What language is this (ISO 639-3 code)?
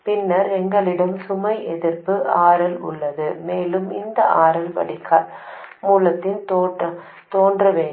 tam